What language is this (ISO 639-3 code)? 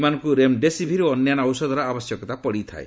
ori